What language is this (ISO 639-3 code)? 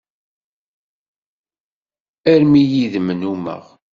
kab